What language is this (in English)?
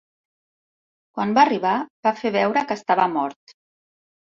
Catalan